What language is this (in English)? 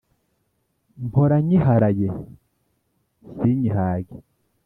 Kinyarwanda